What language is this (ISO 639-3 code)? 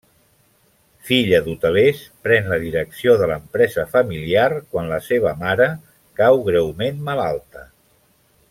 cat